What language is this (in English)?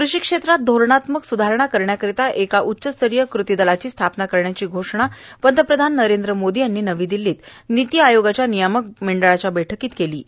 Marathi